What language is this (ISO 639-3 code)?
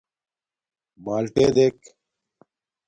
dmk